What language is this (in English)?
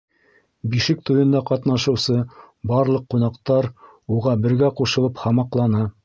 Bashkir